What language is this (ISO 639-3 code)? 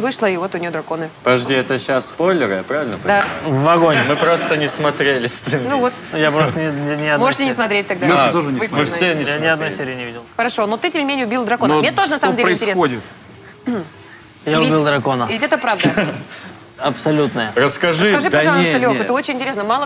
rus